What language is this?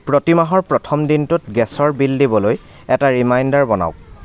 Assamese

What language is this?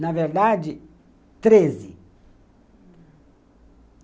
Portuguese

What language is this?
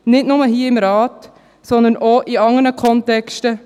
Swiss German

